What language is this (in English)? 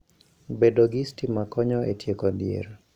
Luo (Kenya and Tanzania)